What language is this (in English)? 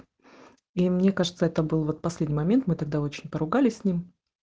Russian